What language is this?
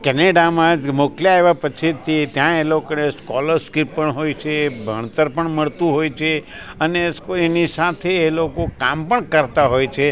Gujarati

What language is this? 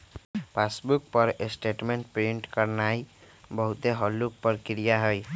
Magahi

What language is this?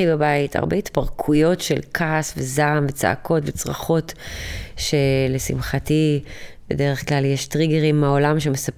Hebrew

